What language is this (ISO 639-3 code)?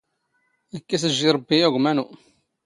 zgh